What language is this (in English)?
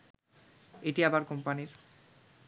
Bangla